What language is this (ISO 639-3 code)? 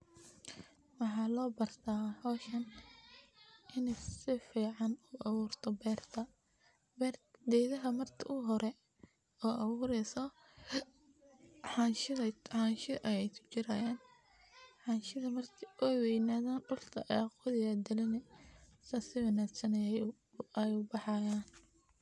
som